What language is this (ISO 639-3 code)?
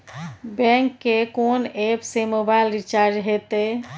mai